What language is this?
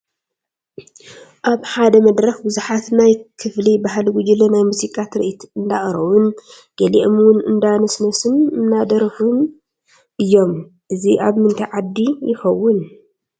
Tigrinya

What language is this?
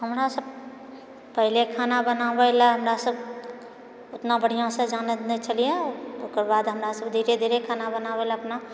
Maithili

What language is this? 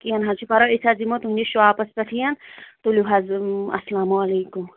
Kashmiri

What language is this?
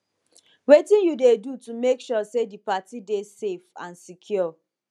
Nigerian Pidgin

